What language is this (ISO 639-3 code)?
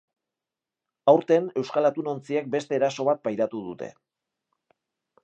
eus